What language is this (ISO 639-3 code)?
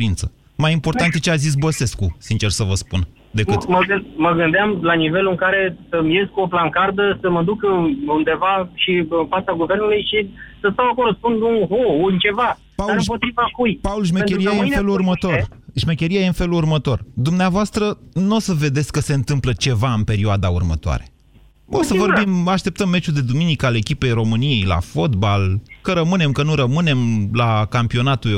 ron